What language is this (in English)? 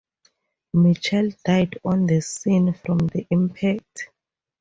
English